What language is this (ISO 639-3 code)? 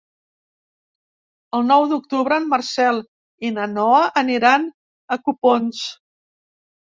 cat